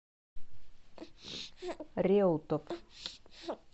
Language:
Russian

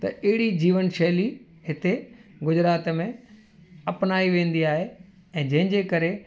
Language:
Sindhi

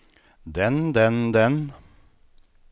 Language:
Norwegian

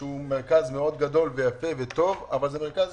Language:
Hebrew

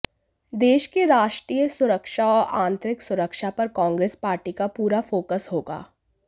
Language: Hindi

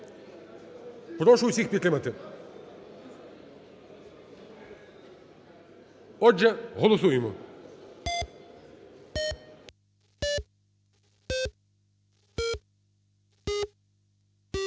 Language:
Ukrainian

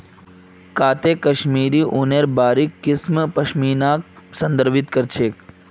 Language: Magahi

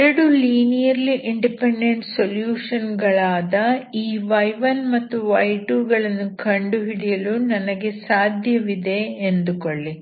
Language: Kannada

